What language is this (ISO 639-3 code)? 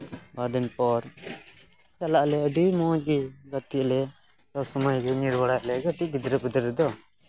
sat